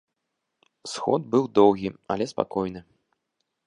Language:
Belarusian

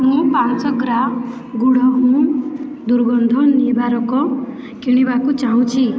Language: Odia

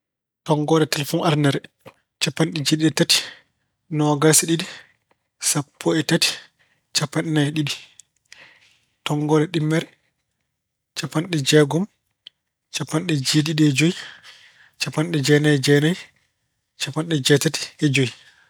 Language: Fula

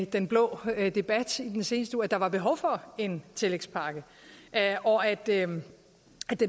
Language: Danish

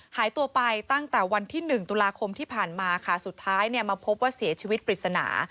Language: Thai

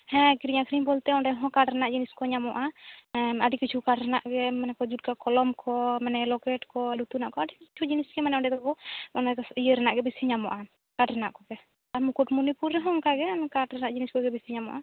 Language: Santali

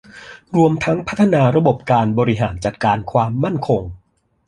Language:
Thai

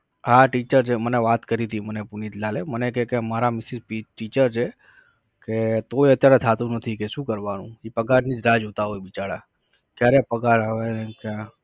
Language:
Gujarati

